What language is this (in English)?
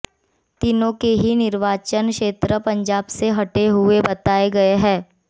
Hindi